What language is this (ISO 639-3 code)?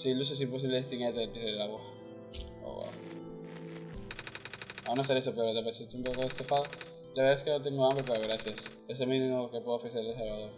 spa